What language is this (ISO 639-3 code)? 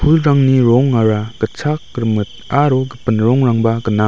grt